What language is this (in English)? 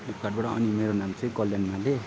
Nepali